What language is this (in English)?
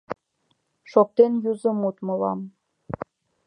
Mari